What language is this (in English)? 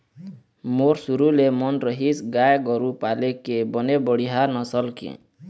Chhattisgarhi